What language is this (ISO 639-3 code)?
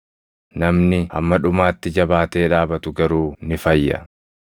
orm